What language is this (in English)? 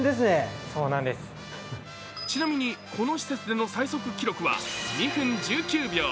Japanese